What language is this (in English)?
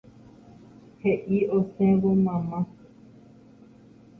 Guarani